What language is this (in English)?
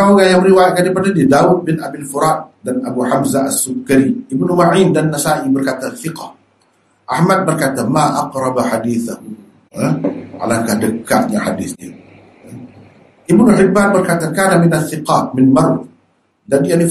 Malay